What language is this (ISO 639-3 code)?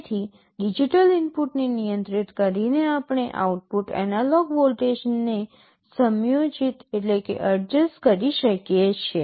guj